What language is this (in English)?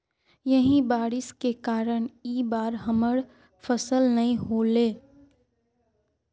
Magahi